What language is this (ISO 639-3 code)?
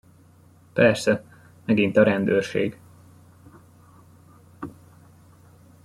hun